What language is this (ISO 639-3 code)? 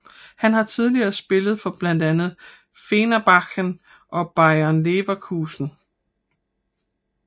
dan